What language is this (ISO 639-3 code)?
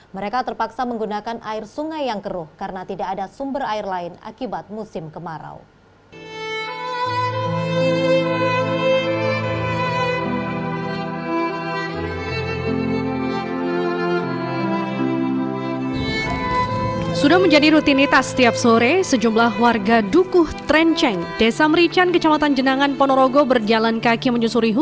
ind